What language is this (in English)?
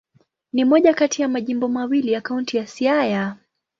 Swahili